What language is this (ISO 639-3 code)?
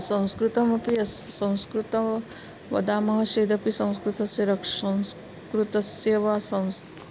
san